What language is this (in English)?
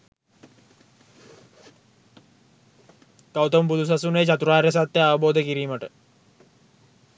Sinhala